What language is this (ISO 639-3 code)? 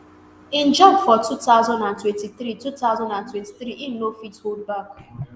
pcm